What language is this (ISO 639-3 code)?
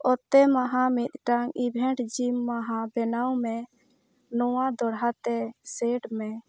sat